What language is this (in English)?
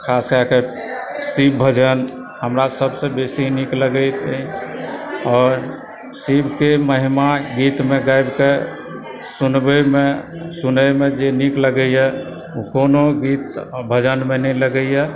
Maithili